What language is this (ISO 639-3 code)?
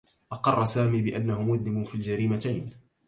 ara